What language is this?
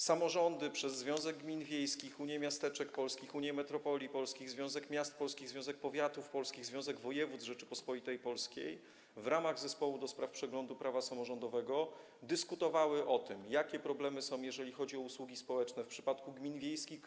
Polish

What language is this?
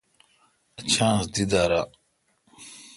Kalkoti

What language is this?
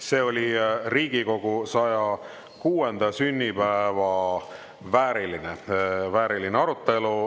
Estonian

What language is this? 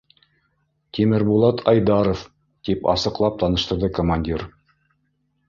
Bashkir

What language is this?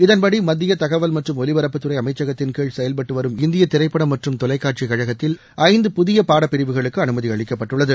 Tamil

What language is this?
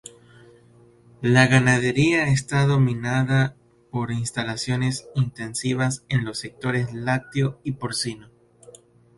Spanish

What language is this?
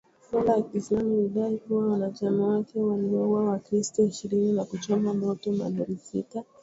Swahili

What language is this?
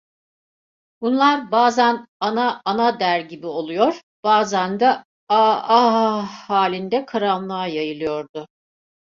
Turkish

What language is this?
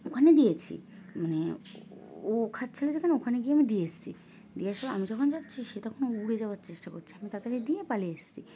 Bangla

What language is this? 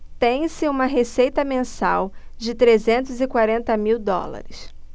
Portuguese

